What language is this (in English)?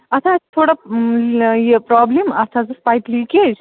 Kashmiri